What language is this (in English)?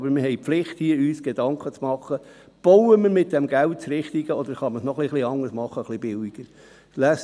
Swiss German